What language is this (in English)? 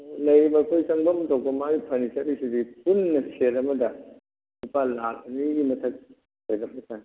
Manipuri